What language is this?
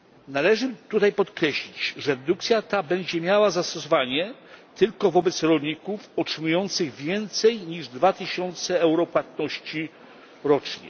Polish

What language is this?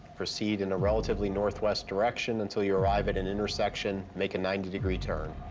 English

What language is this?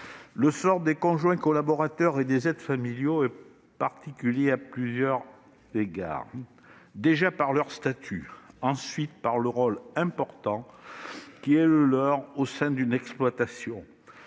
French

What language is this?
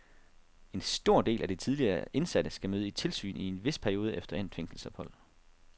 Danish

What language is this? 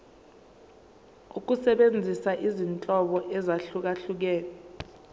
Zulu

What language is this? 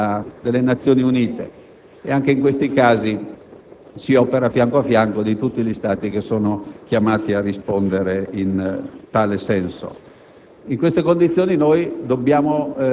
Italian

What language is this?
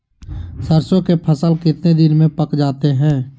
Magahi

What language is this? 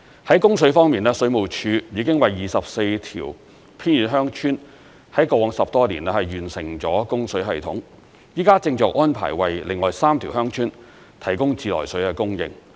Cantonese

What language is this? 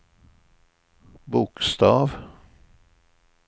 Swedish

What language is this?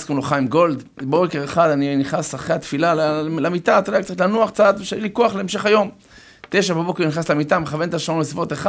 Hebrew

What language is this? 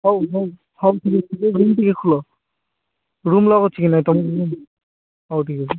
Odia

